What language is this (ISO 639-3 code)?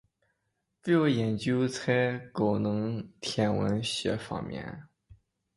zho